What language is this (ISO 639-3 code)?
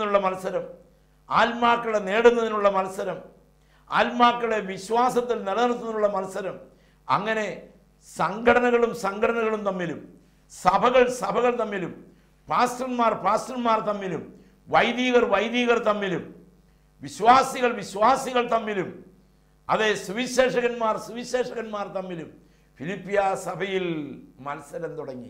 ara